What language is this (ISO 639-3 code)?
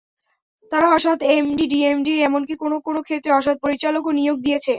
ben